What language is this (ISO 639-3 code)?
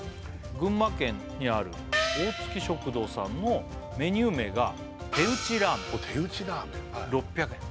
jpn